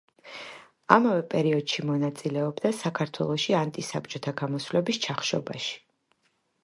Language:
Georgian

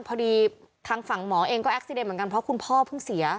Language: Thai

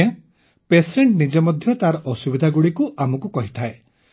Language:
Odia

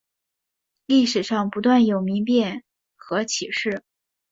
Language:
Chinese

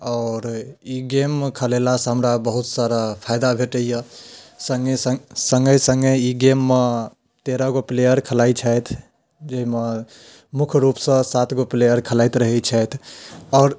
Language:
Maithili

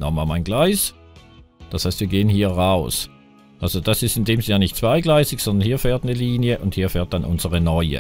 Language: German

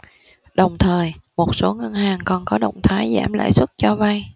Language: Vietnamese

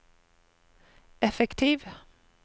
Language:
Norwegian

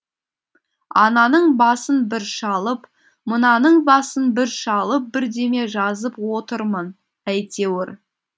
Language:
Kazakh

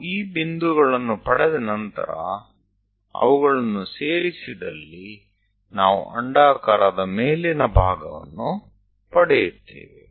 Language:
Kannada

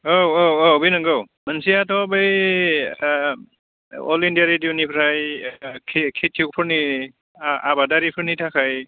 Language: Bodo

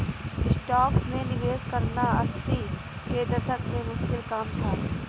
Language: Hindi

